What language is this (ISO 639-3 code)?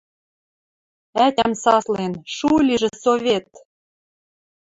mrj